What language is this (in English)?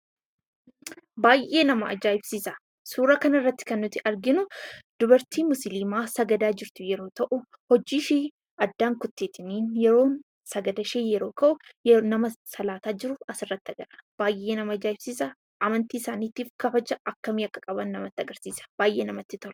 Oromo